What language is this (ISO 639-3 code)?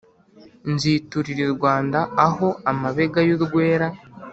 kin